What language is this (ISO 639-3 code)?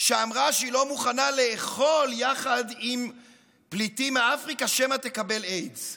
heb